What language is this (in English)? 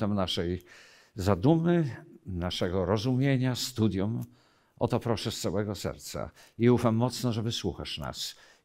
Polish